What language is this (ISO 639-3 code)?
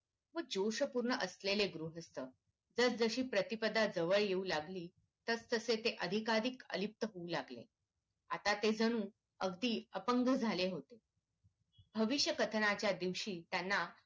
mar